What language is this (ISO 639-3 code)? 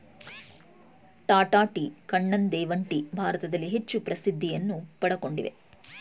kan